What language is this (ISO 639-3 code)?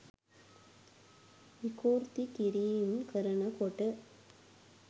sin